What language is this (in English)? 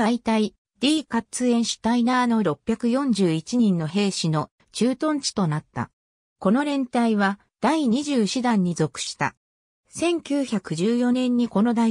Japanese